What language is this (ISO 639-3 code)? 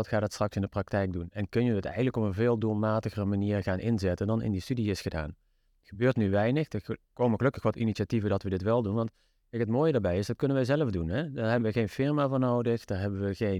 nld